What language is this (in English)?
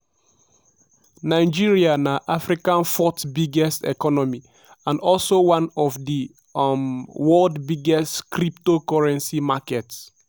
Nigerian Pidgin